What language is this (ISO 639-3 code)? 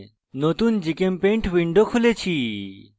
ben